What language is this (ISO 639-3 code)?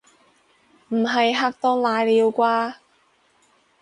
yue